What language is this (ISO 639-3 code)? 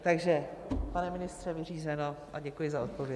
ces